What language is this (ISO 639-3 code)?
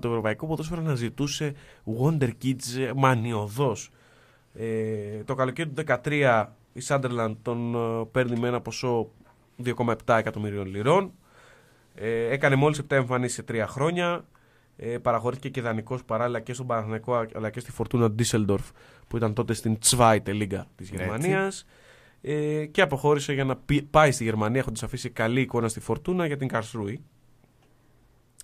ell